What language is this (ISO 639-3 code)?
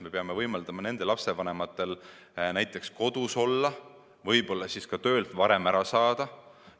est